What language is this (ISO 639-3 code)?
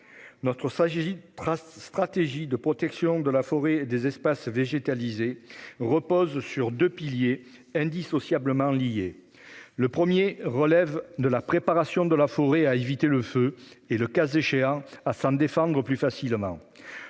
fra